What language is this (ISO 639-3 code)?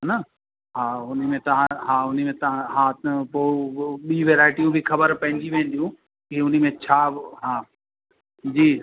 snd